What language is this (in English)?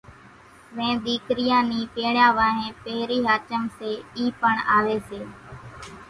Kachi Koli